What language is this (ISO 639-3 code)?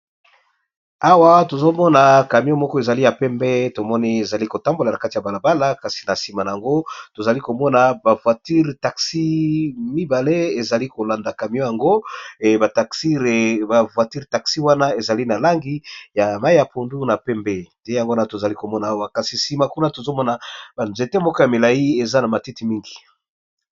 lin